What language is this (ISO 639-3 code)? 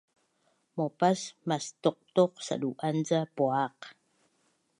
bnn